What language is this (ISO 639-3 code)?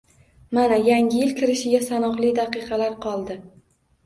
uzb